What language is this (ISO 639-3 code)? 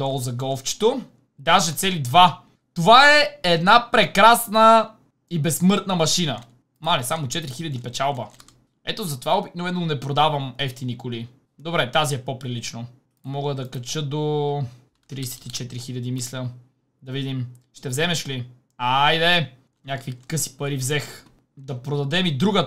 bul